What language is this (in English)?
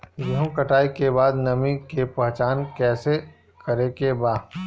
Bhojpuri